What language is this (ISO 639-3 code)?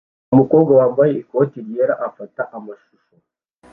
kin